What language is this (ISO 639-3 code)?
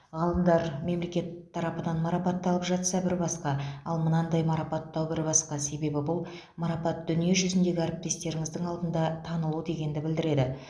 kaz